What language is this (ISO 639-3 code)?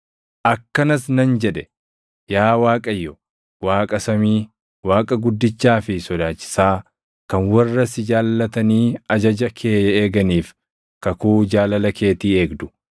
orm